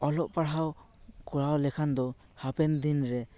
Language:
Santali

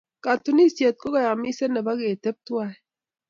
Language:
Kalenjin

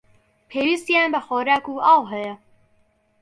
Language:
Central Kurdish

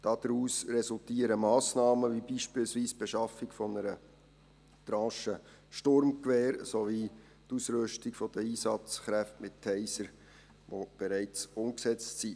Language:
Swiss German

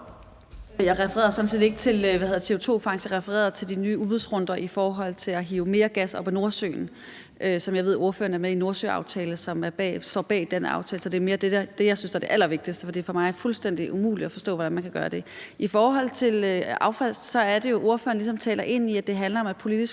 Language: Danish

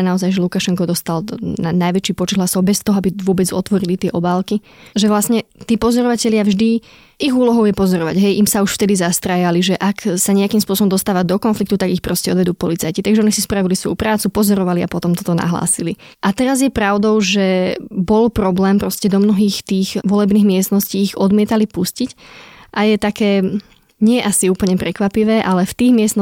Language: Slovak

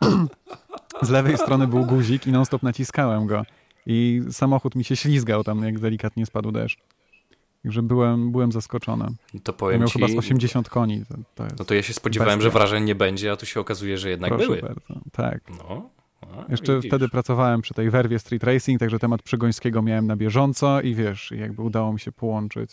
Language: Polish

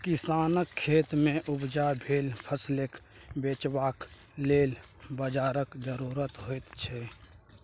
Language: Maithili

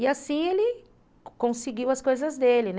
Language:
Portuguese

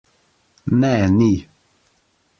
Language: Slovenian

